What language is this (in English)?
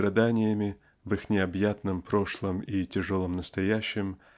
Russian